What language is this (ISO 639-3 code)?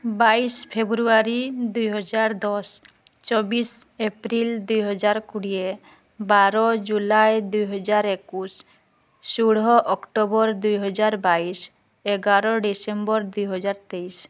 ori